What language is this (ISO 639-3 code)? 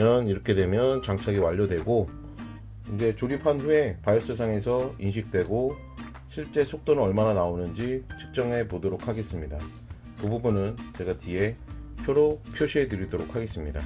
kor